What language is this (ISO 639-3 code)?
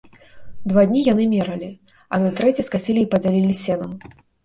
bel